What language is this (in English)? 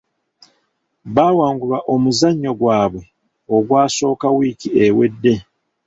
Ganda